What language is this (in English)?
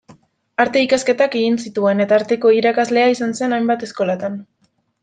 Basque